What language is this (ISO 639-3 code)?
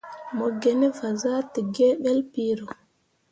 mua